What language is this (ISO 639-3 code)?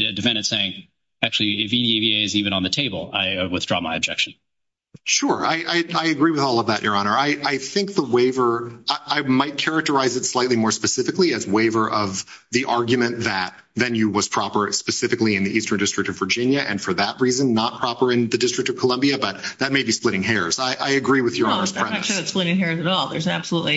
eng